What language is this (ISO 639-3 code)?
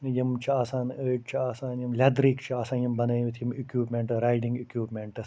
kas